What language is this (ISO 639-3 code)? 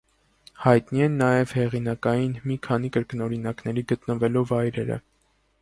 hye